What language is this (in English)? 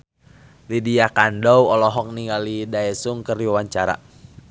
Sundanese